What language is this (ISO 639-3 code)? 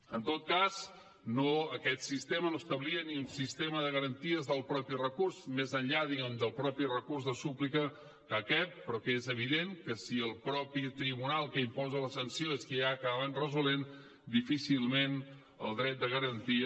cat